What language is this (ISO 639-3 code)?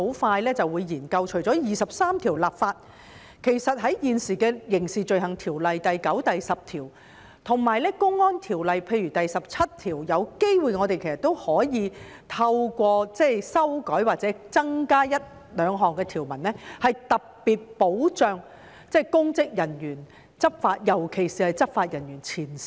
yue